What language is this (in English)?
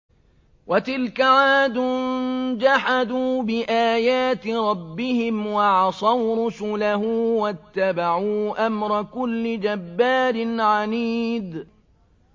Arabic